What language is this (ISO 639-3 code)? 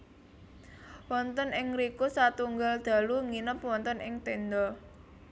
jav